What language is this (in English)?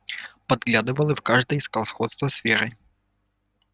Russian